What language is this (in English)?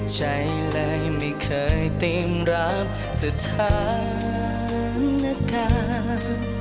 Thai